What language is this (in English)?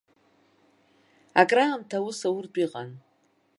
Abkhazian